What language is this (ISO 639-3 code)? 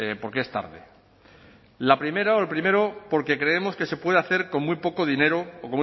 spa